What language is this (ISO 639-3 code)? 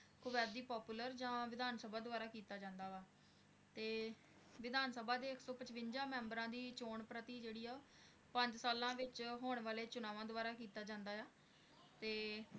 pan